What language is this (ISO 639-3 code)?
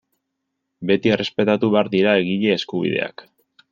eus